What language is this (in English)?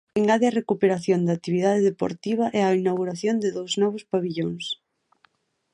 Galician